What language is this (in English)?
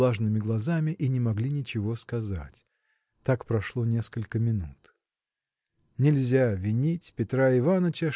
Russian